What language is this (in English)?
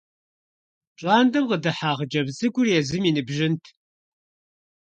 Kabardian